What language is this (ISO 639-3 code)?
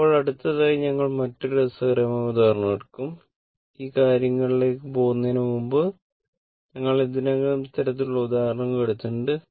mal